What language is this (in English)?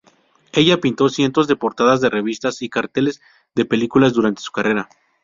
Spanish